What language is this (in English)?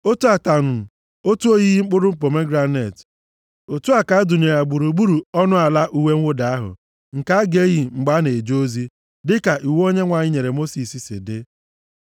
Igbo